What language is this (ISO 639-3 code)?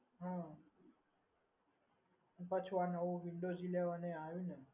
guj